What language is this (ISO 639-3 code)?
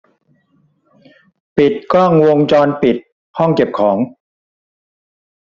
tha